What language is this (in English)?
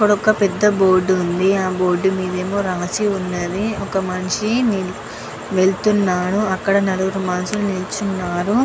Telugu